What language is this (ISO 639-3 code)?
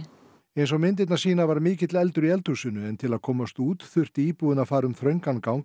isl